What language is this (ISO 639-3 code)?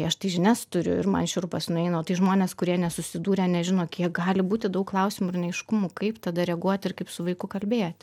lit